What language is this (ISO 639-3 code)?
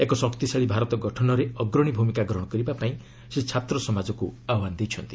ori